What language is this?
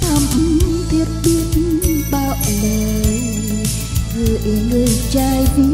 Vietnamese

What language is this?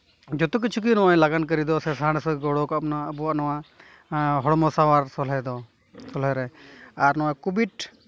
Santali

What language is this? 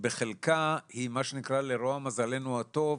Hebrew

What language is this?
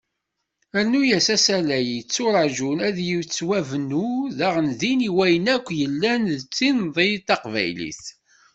Kabyle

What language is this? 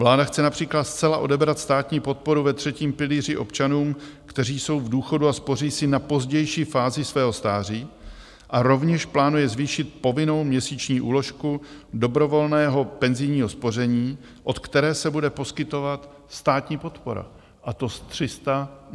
Czech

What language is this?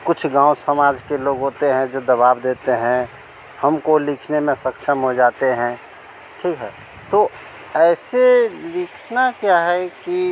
Hindi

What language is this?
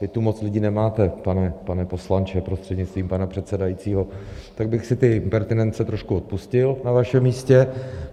Czech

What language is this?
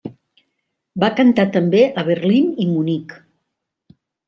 Catalan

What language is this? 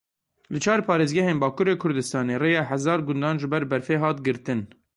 Kurdish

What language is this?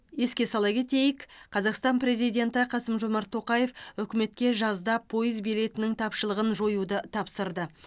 Kazakh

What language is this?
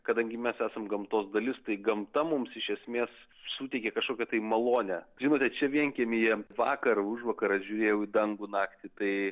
Lithuanian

